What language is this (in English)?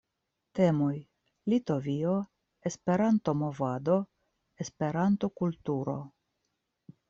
Esperanto